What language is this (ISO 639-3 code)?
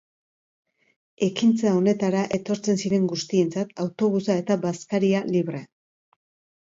eus